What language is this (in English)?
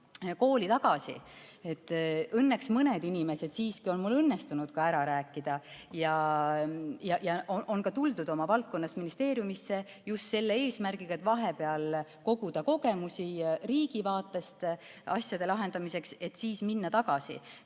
Estonian